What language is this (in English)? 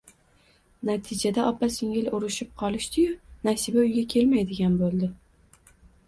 Uzbek